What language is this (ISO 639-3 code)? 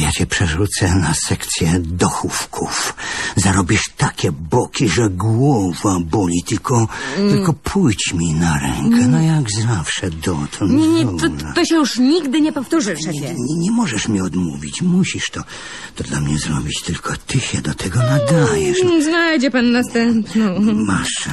pol